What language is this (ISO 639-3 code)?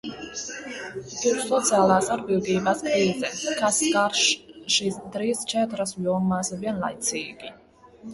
lav